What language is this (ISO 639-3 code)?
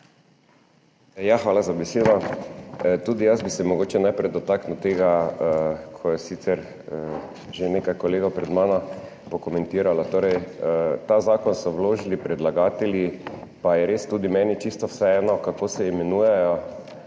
slv